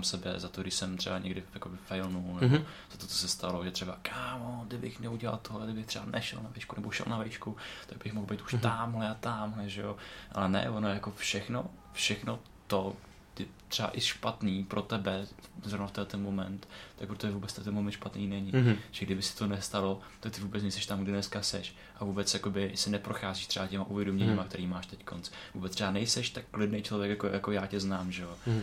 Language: Czech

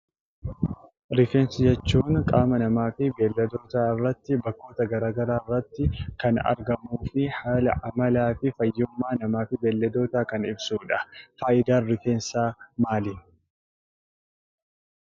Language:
Oromo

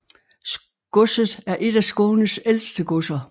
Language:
Danish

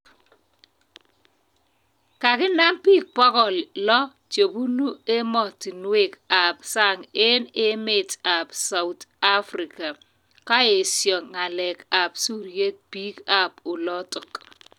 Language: Kalenjin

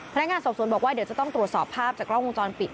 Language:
Thai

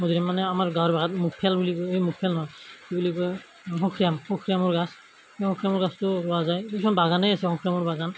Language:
Assamese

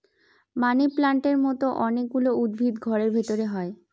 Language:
Bangla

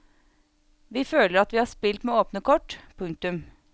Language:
Norwegian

